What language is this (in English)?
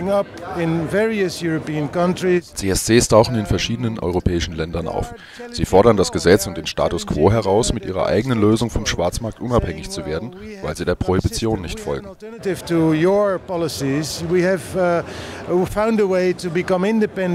German